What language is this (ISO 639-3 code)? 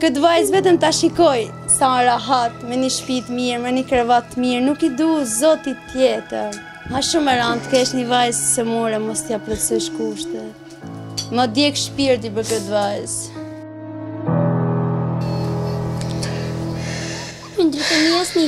por